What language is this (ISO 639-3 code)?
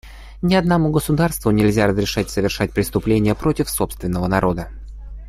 rus